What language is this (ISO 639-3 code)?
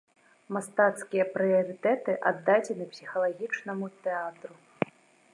bel